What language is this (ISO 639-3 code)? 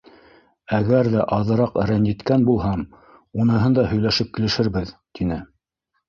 bak